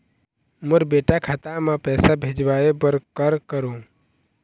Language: Chhattisgarhi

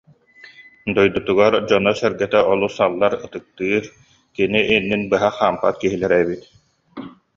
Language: Yakut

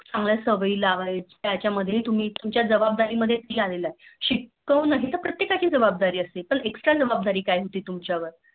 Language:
Marathi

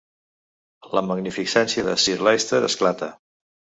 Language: Catalan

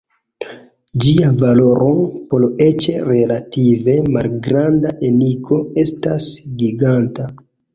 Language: Esperanto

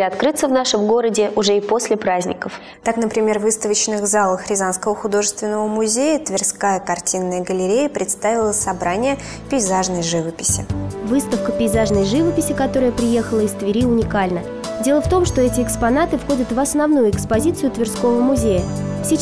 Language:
Russian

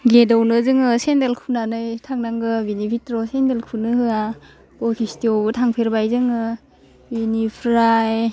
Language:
Bodo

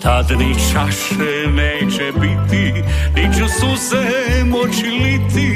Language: Croatian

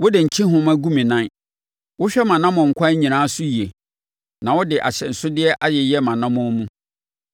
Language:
Akan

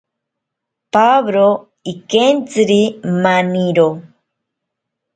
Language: Ashéninka Perené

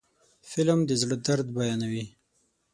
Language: Pashto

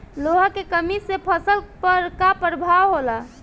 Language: Bhojpuri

